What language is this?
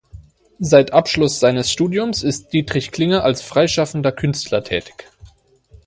German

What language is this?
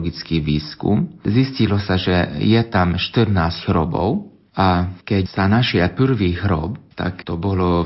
Slovak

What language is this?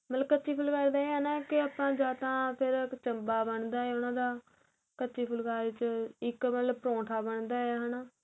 Punjabi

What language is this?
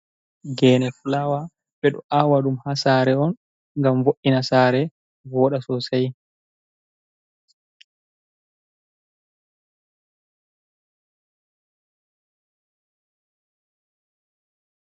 Fula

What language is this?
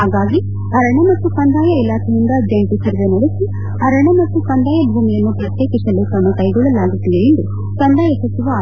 Kannada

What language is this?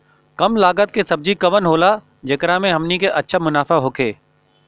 Bhojpuri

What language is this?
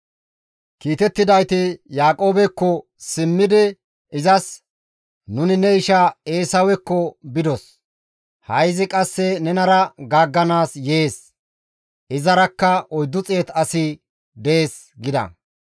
Gamo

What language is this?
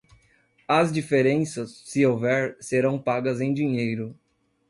Portuguese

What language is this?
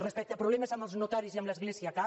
Catalan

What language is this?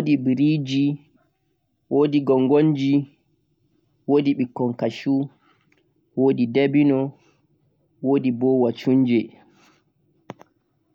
Central-Eastern Niger Fulfulde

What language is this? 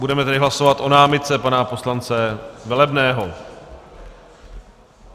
Czech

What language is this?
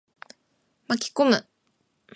Japanese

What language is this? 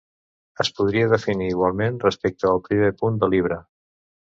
Catalan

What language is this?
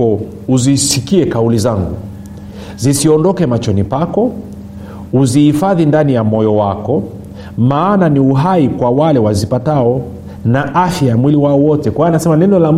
Swahili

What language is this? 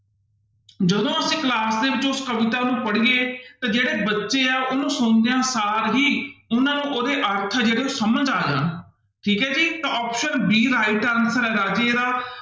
Punjabi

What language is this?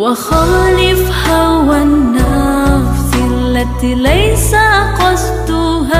Arabic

